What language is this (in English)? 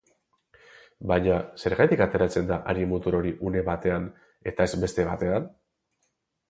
Basque